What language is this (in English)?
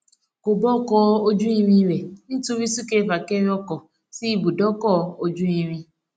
Yoruba